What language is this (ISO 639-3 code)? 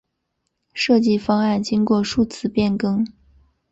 zho